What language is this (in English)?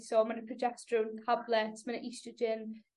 Welsh